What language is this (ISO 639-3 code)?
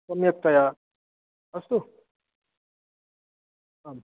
san